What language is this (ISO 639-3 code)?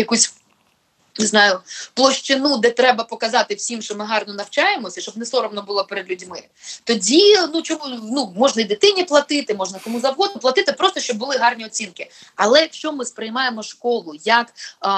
ukr